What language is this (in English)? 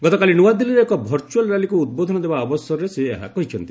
Odia